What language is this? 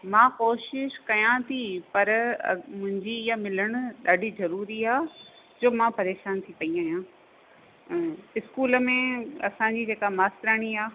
Sindhi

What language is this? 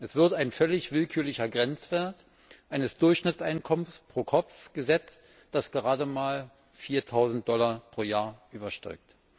German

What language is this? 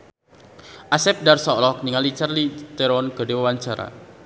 Sundanese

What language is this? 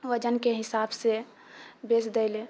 Maithili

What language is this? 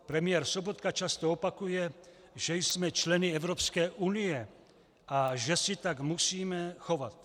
Czech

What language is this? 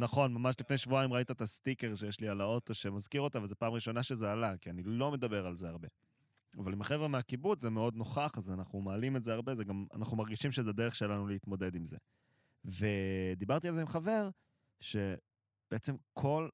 Hebrew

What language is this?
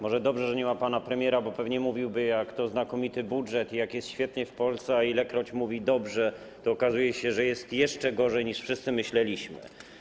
Polish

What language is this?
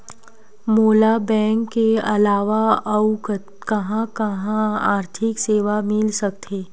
Chhattisgarhi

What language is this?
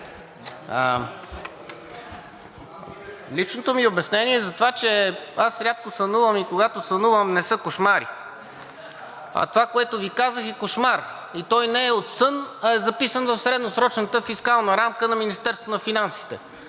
Bulgarian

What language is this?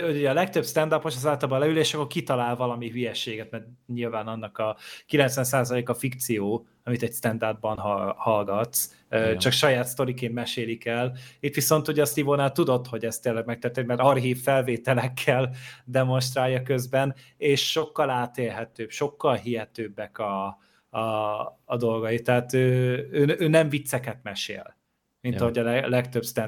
Hungarian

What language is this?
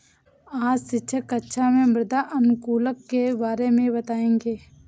Hindi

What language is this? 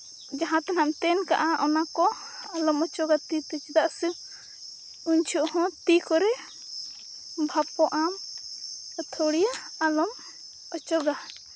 Santali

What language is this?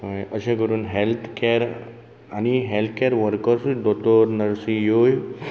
Konkani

